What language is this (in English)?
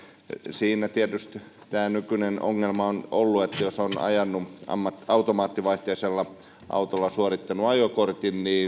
Finnish